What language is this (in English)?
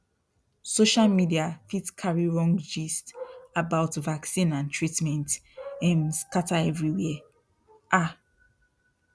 Nigerian Pidgin